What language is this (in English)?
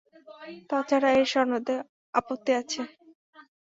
Bangla